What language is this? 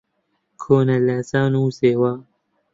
Central Kurdish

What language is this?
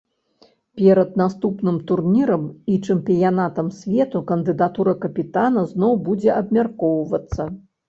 Belarusian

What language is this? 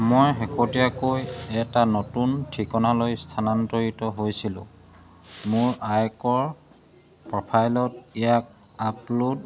Assamese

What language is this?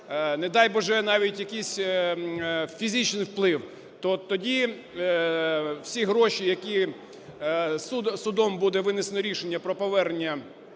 Ukrainian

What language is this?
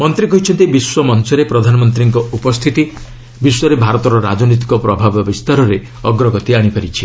Odia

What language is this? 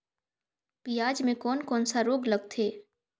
Chhattisgarhi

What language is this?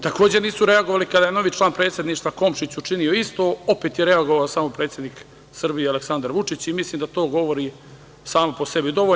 Serbian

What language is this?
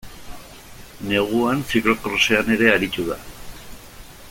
Basque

